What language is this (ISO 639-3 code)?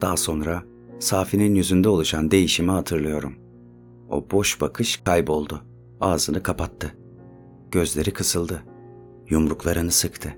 tur